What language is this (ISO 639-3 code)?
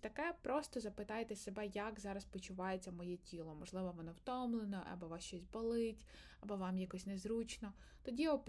ukr